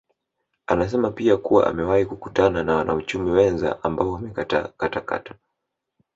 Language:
Swahili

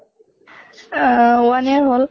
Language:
Assamese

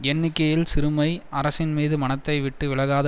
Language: Tamil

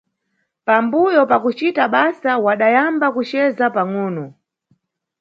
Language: Nyungwe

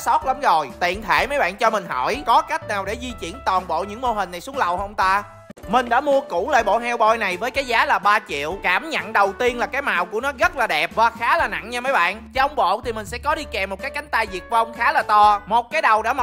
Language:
Vietnamese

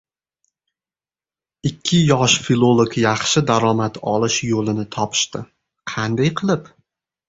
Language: Uzbek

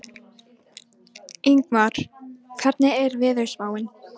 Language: Icelandic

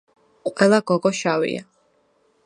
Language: Georgian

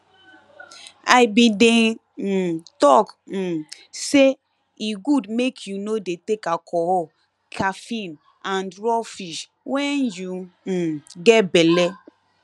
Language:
Nigerian Pidgin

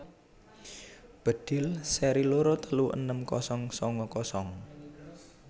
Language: Javanese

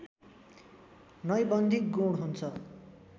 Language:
Nepali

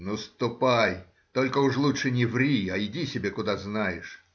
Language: Russian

